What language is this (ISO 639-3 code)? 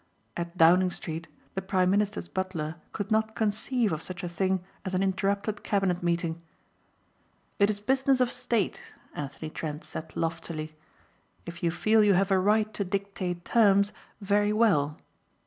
eng